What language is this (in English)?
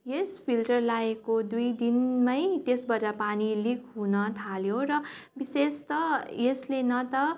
Nepali